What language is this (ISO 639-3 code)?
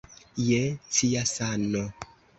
epo